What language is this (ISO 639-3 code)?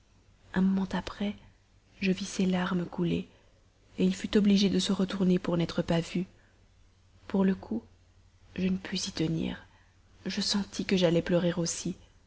fra